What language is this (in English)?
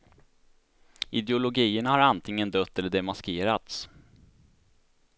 Swedish